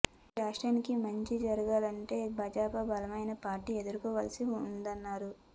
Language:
Telugu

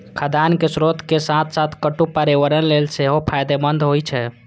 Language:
Maithili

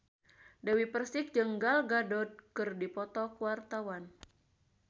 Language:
Sundanese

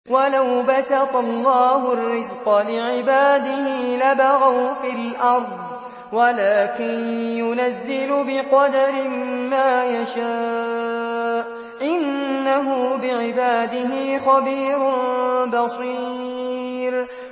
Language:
Arabic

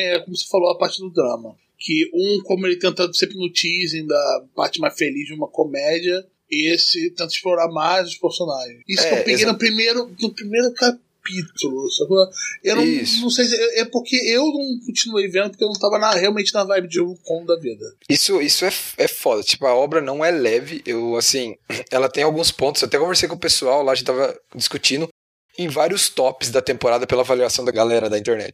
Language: Portuguese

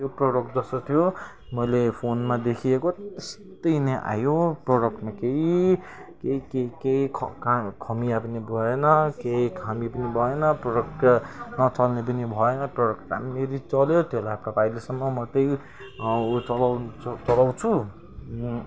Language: Nepali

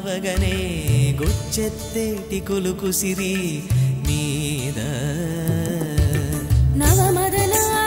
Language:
Telugu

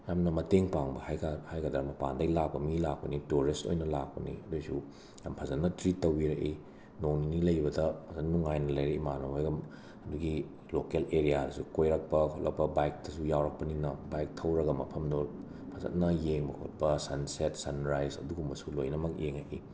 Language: Manipuri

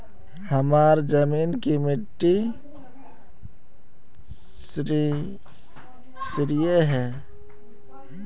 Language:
Magahi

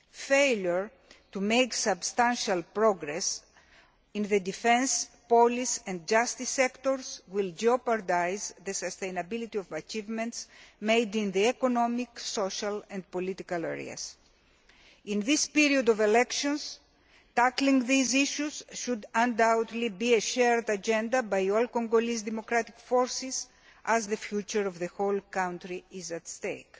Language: English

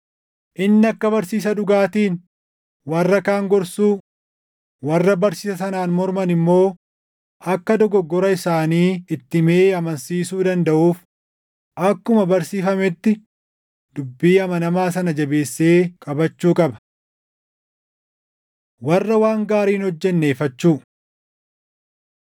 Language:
Oromo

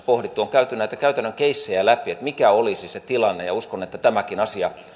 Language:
Finnish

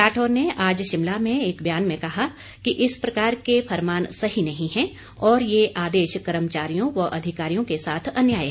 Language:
Hindi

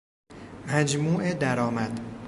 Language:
Persian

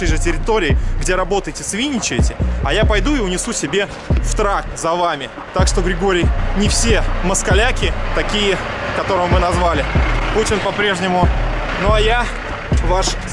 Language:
Russian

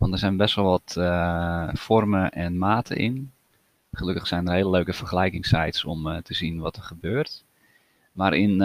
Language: Dutch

